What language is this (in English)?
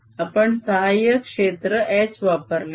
Marathi